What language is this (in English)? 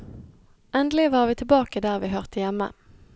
Norwegian